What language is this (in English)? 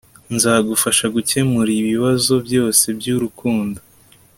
Kinyarwanda